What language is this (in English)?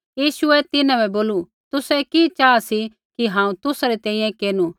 Kullu Pahari